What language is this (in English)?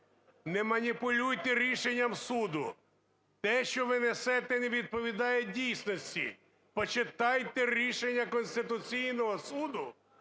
Ukrainian